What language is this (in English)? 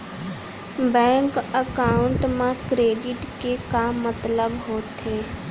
Chhattisgarhi